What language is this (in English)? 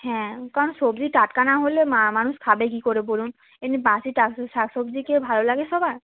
Bangla